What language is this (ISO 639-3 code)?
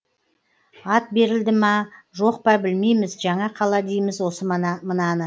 kaz